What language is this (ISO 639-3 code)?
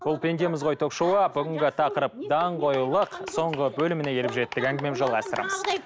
kaz